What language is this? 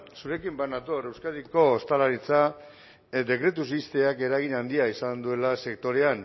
Basque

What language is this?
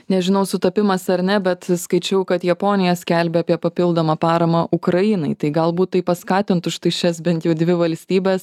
Lithuanian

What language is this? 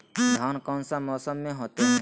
Magahi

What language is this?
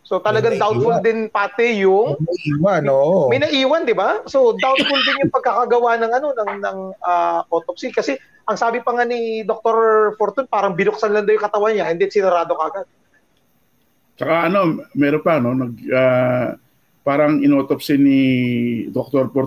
Filipino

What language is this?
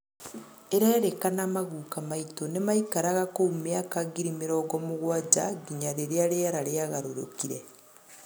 Kikuyu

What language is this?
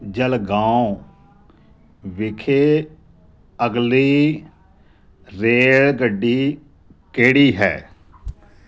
Punjabi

